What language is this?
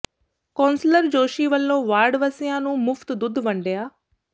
Punjabi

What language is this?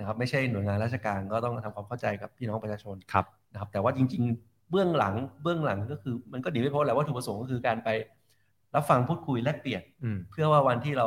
Thai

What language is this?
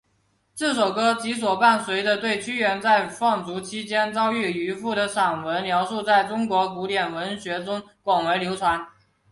Chinese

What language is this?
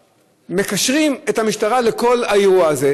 Hebrew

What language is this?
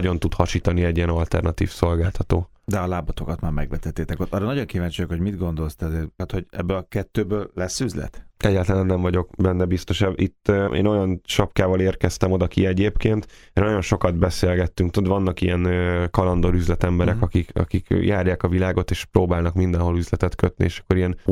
Hungarian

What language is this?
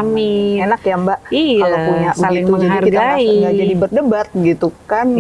Indonesian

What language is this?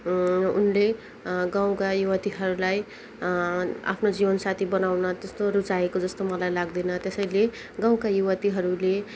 Nepali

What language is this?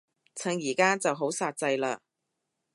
Cantonese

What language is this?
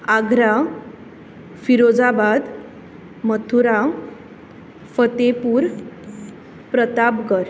Konkani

